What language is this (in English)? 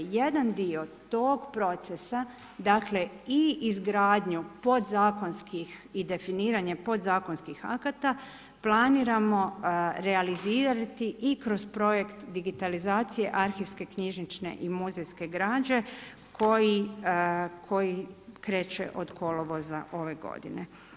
Croatian